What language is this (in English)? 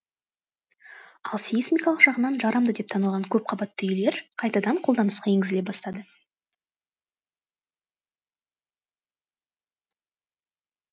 Kazakh